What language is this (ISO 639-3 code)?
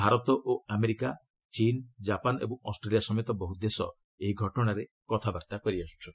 ori